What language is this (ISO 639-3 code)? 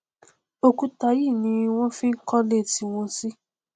yor